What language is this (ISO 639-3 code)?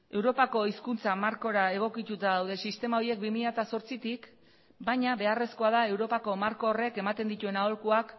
eus